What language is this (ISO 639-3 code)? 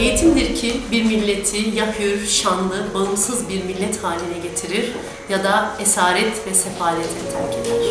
tur